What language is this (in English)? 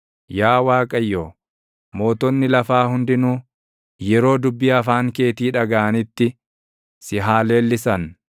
Oromo